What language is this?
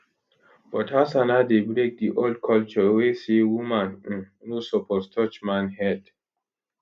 Nigerian Pidgin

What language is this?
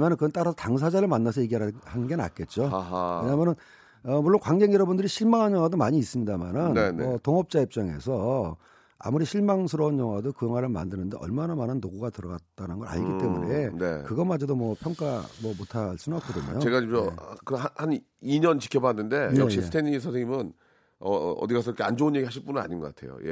Korean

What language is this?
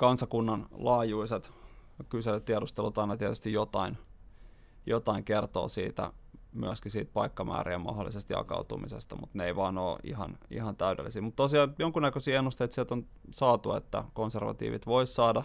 Finnish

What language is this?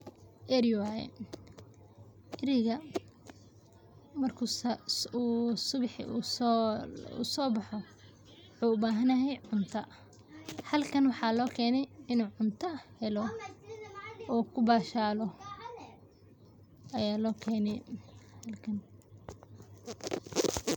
Somali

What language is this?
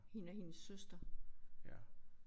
Danish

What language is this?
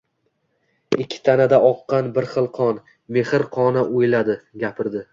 Uzbek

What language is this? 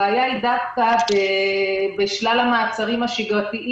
Hebrew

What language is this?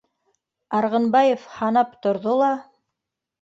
Bashkir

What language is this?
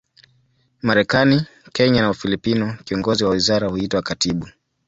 Swahili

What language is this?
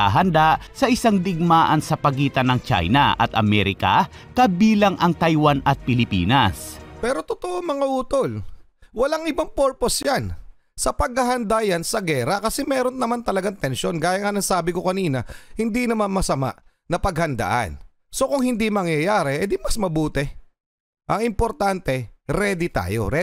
Filipino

